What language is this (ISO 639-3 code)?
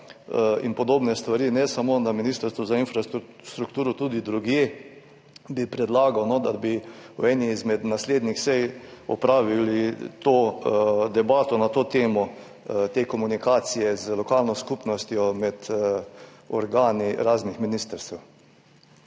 slv